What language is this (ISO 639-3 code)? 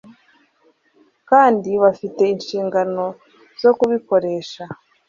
kin